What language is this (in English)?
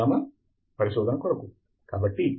Telugu